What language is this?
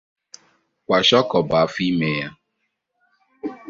Igbo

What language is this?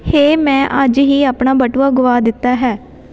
Punjabi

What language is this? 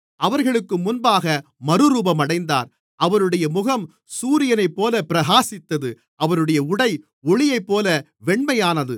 Tamil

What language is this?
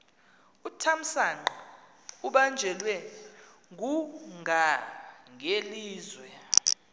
Xhosa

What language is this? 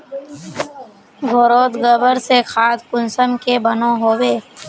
Magahi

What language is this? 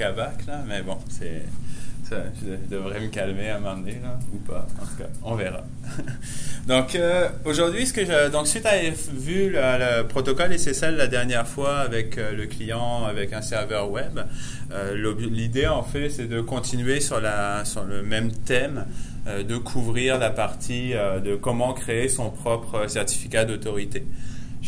French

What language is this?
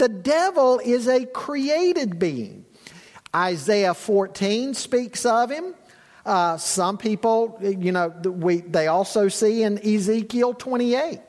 English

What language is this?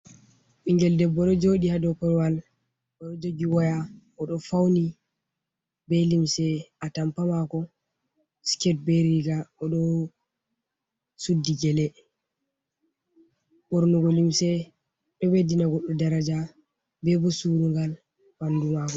Fula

